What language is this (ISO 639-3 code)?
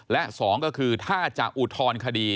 tha